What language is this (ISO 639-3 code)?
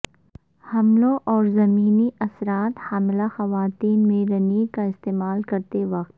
urd